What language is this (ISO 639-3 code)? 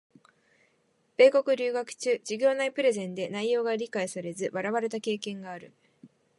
jpn